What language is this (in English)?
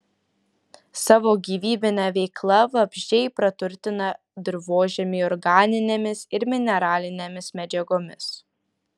Lithuanian